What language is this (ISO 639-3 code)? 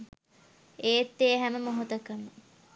sin